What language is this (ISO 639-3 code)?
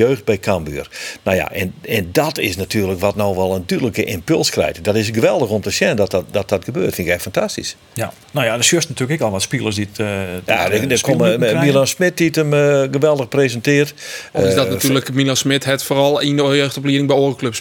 nld